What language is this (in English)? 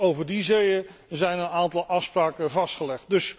Dutch